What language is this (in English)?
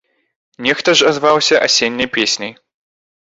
Belarusian